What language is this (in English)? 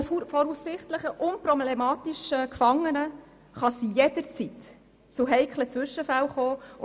Swiss German